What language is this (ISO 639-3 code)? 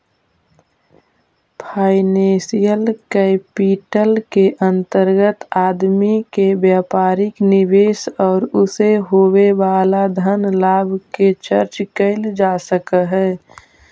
mag